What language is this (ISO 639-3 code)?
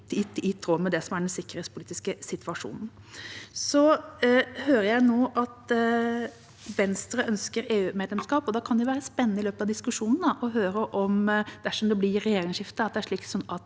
nor